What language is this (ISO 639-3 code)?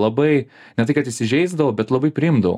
lit